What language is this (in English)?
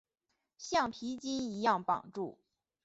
Chinese